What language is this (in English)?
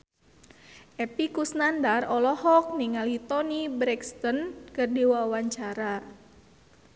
Sundanese